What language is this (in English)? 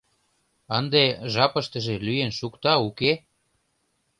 Mari